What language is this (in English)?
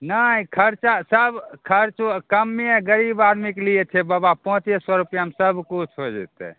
Maithili